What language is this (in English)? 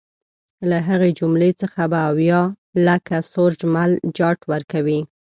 Pashto